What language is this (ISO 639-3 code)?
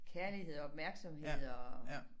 dan